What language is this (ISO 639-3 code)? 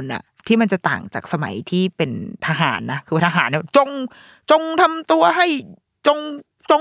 tha